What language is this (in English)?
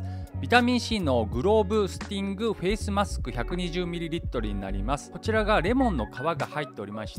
Japanese